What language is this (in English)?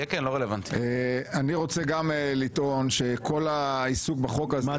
Hebrew